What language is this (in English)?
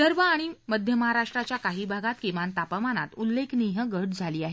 Marathi